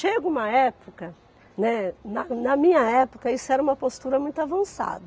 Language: Portuguese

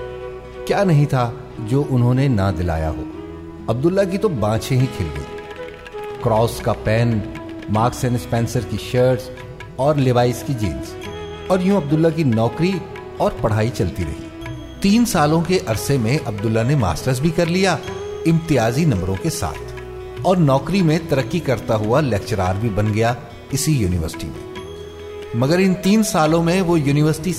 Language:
Urdu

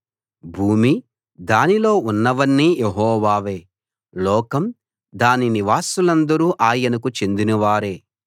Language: Telugu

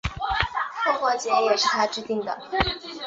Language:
Chinese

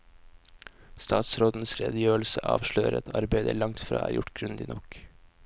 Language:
Norwegian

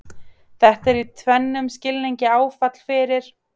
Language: Icelandic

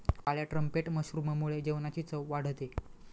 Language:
Marathi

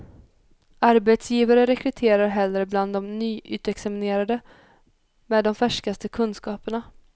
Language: Swedish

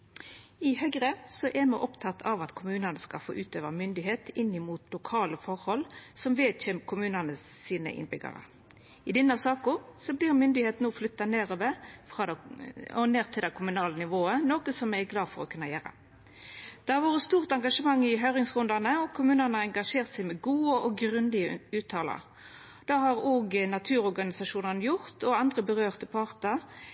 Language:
Norwegian Nynorsk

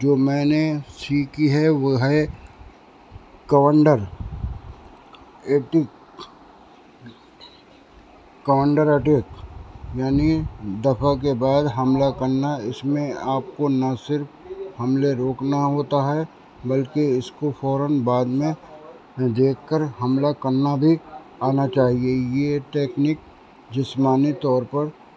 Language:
Urdu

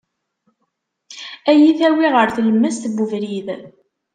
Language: Kabyle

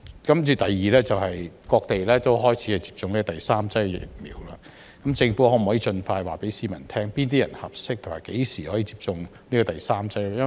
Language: Cantonese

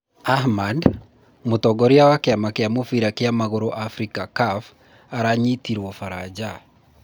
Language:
Kikuyu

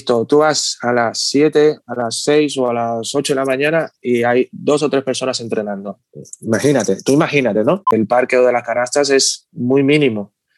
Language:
Spanish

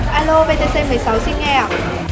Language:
Vietnamese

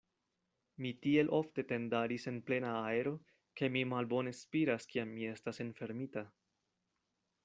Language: Esperanto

